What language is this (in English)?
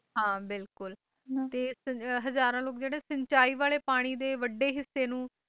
Punjabi